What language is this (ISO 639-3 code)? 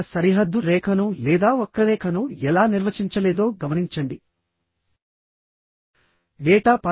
tel